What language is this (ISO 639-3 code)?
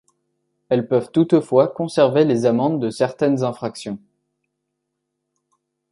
fra